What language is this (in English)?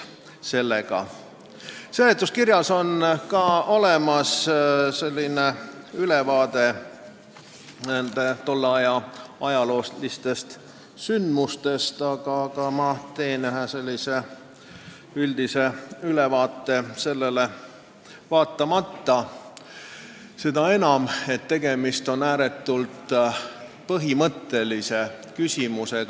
Estonian